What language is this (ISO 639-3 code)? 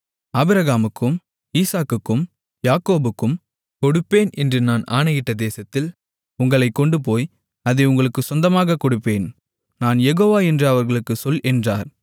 tam